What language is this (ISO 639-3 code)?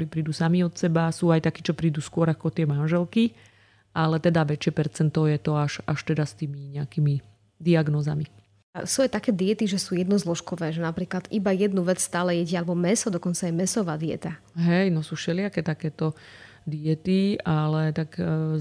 slk